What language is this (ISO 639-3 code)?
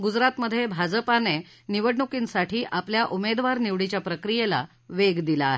mar